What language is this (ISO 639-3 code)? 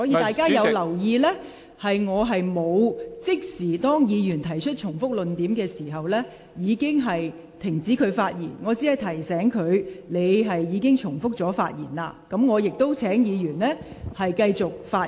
yue